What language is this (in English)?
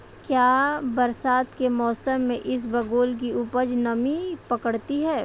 Hindi